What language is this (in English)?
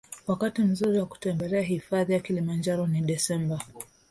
Swahili